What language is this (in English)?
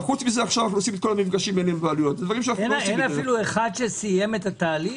Hebrew